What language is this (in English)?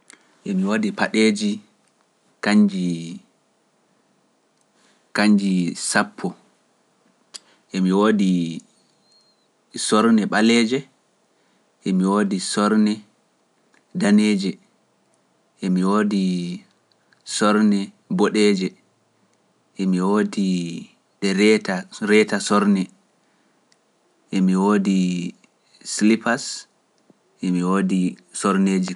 Pular